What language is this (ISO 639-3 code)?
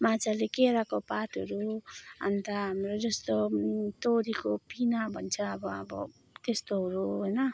nep